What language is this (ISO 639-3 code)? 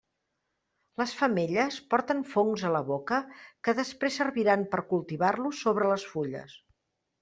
cat